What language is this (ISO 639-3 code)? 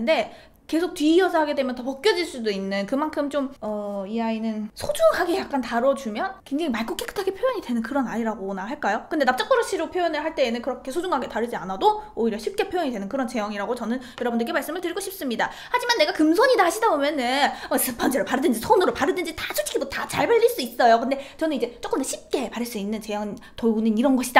kor